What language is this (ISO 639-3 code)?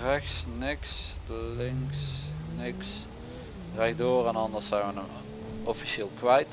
nld